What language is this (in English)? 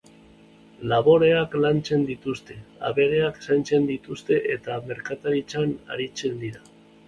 Basque